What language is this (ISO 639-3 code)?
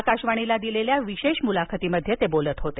mar